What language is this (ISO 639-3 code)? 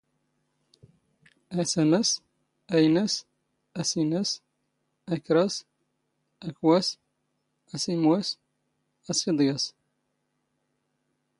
zgh